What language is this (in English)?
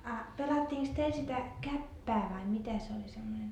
Finnish